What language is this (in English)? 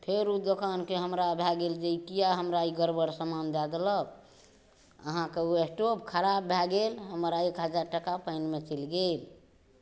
Maithili